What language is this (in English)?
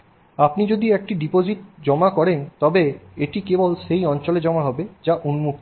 Bangla